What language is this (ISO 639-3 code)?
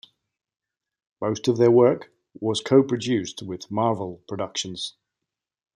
eng